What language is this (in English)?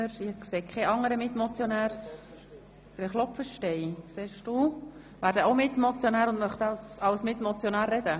Swiss German